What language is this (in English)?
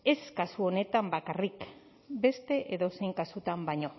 Basque